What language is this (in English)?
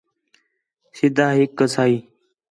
Khetrani